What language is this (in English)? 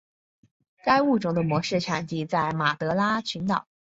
Chinese